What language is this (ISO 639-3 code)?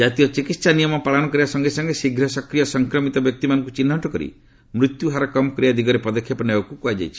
ori